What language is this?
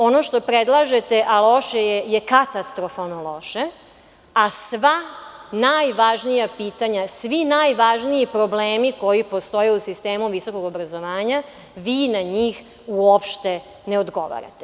Serbian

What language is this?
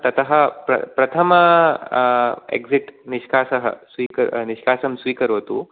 Sanskrit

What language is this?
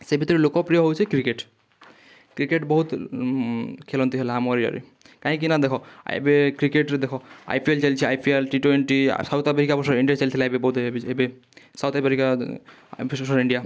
Odia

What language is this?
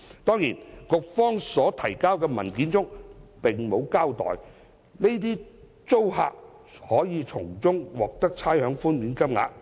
Cantonese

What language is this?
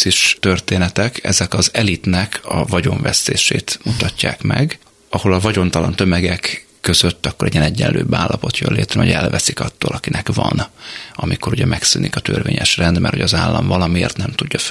Hungarian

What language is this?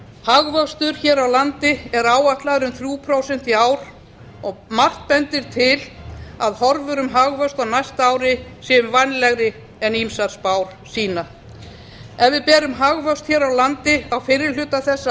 Icelandic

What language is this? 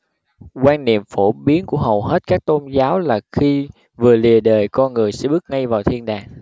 Vietnamese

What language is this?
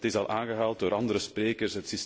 Dutch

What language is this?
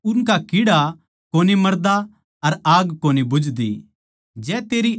Haryanvi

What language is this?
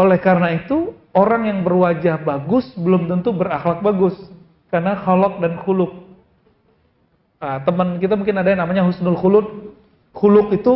Indonesian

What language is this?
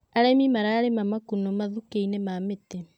Kikuyu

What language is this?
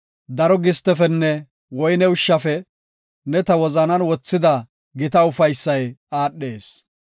Gofa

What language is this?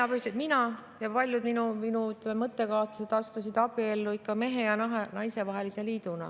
Estonian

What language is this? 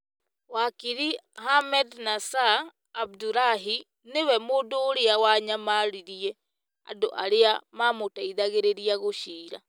Kikuyu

